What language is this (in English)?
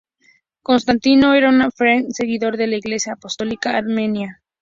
Spanish